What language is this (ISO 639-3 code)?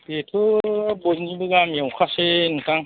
brx